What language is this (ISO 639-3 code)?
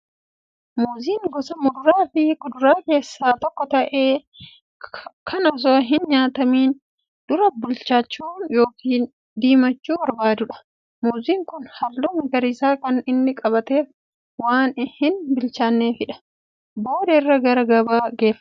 orm